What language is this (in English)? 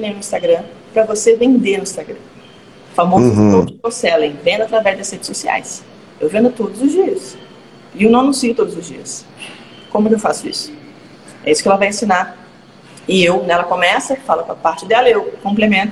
Portuguese